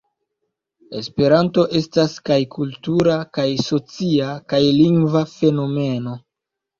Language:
Esperanto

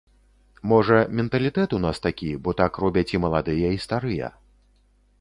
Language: Belarusian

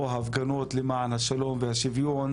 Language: Hebrew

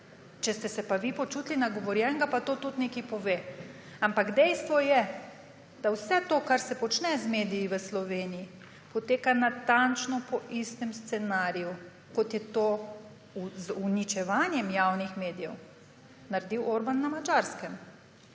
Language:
Slovenian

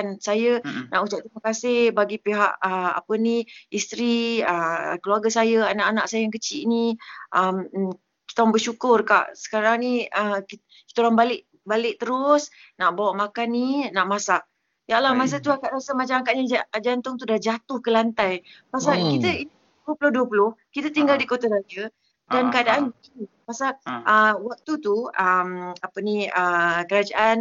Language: Malay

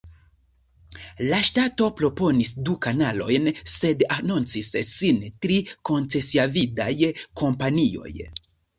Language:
Esperanto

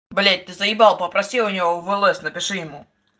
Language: Russian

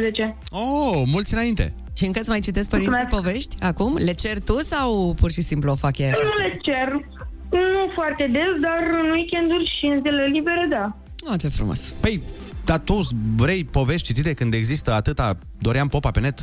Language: Romanian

